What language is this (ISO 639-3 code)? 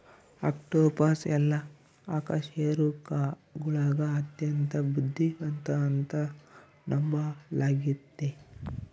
kan